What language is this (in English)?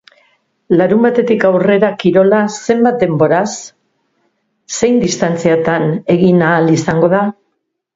Basque